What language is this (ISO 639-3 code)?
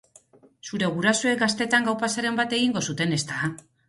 eus